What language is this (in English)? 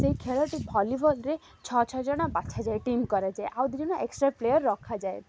Odia